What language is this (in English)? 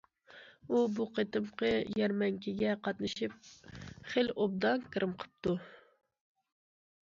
Uyghur